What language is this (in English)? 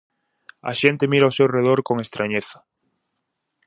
Galician